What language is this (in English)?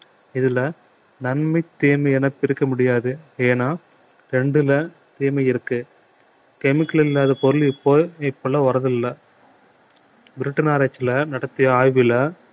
Tamil